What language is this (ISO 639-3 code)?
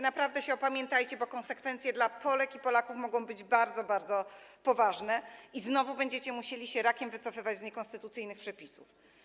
pol